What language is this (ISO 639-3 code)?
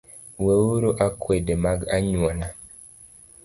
luo